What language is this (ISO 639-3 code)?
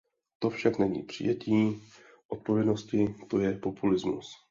ces